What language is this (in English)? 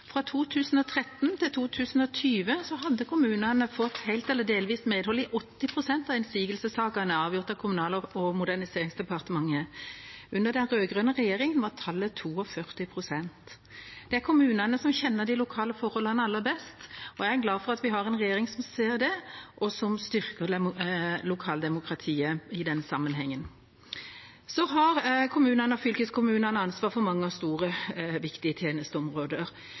Norwegian Bokmål